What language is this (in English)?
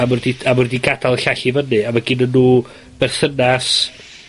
Welsh